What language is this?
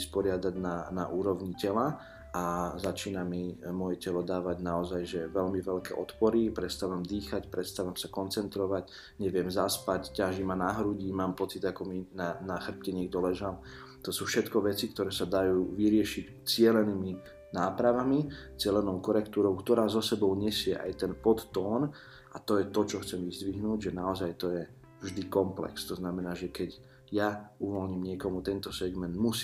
Slovak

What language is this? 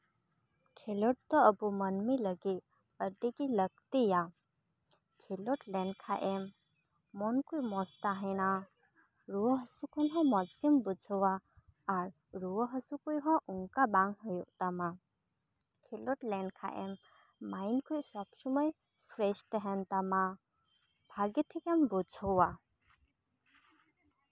Santali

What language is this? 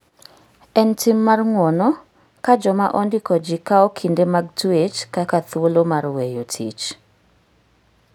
Luo (Kenya and Tanzania)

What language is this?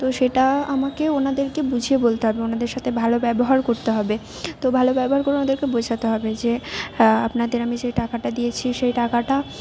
Bangla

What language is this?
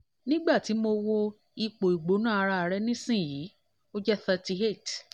Yoruba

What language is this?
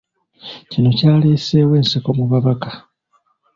Ganda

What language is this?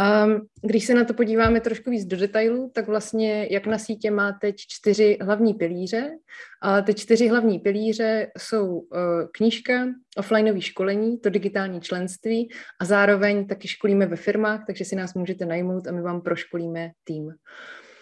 Czech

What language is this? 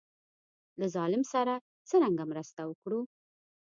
Pashto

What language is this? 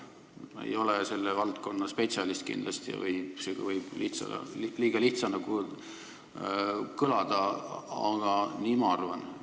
Estonian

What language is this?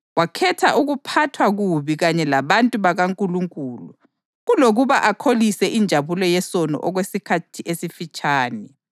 North Ndebele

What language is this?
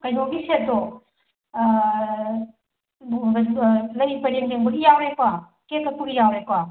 Manipuri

